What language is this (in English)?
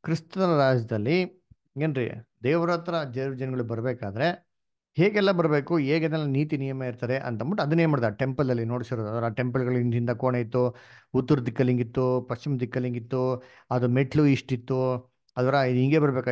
Kannada